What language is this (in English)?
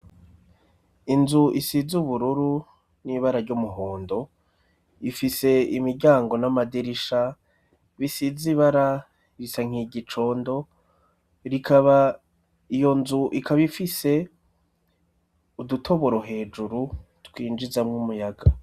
Rundi